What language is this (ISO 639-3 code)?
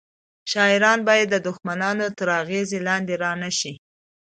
pus